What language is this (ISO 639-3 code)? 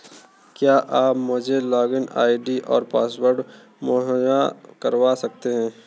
hin